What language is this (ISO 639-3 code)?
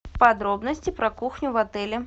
rus